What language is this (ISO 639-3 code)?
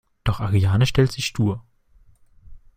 deu